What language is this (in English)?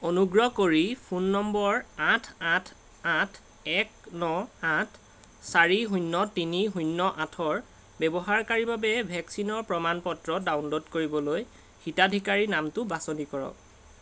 Assamese